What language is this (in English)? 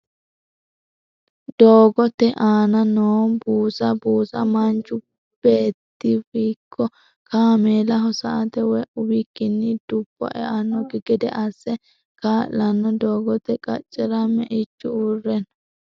Sidamo